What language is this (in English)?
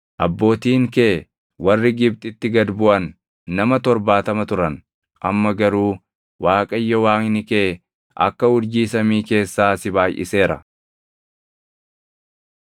Oromo